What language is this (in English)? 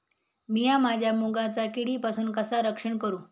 Marathi